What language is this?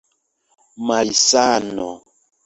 Esperanto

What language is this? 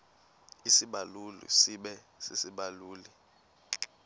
Xhosa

